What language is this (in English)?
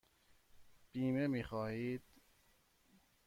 Persian